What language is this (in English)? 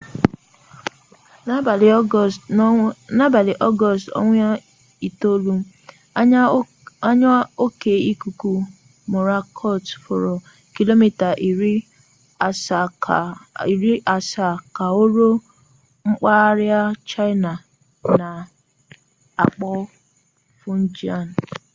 Igbo